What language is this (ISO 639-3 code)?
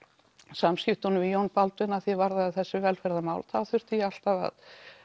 isl